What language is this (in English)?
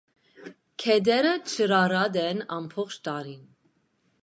Armenian